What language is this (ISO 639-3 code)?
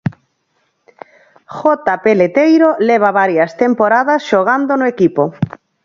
glg